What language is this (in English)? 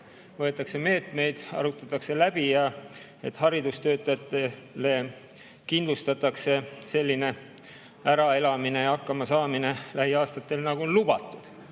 Estonian